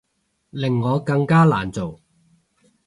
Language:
Cantonese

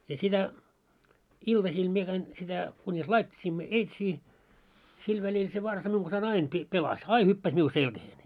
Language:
Finnish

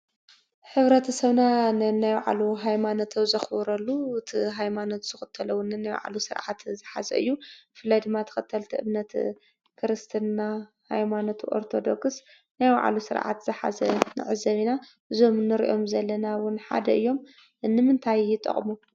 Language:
Tigrinya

